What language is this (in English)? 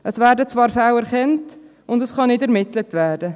Swiss German